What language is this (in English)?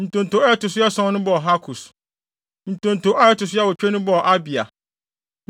Akan